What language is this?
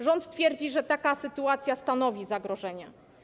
Polish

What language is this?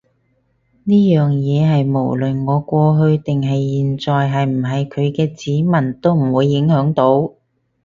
Cantonese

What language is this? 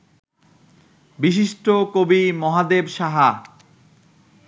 Bangla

